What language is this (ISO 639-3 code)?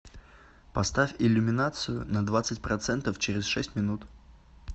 rus